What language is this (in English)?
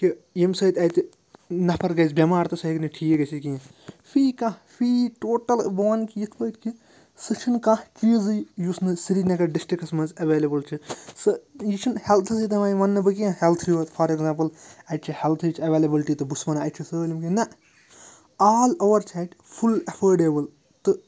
Kashmiri